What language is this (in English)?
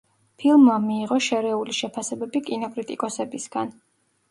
Georgian